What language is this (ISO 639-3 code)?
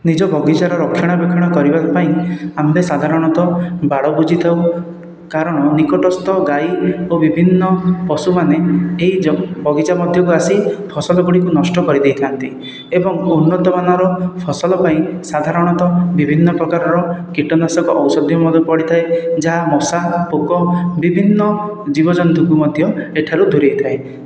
ori